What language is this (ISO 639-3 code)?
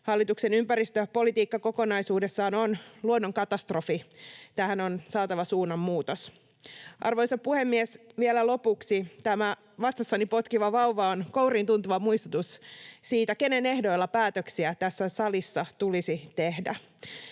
fin